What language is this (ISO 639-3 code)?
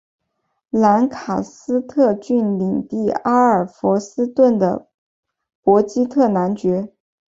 zho